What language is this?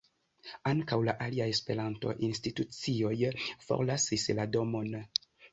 Esperanto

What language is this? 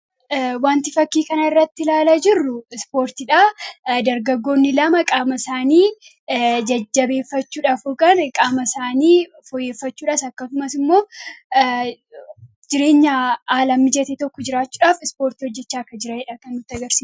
Oromo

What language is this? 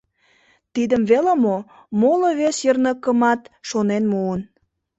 Mari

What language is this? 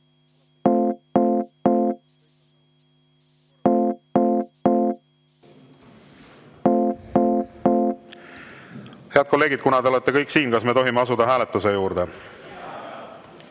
Estonian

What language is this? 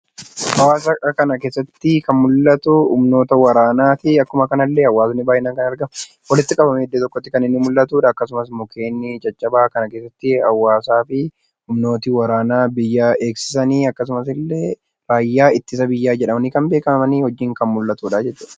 Oromo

